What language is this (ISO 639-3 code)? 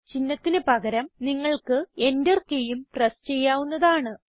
mal